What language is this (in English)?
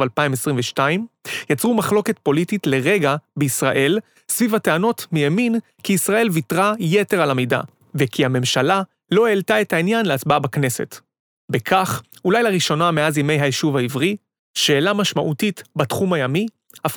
Hebrew